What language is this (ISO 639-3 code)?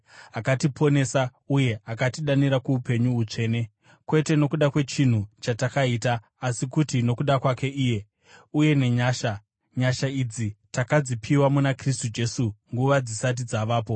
sna